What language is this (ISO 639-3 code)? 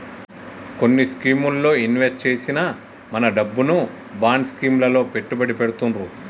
tel